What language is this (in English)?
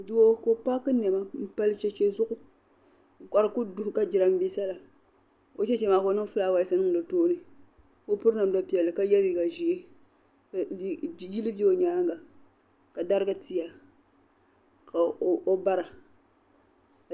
Dagbani